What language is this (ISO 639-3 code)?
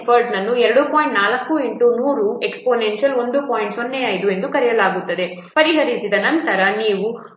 kan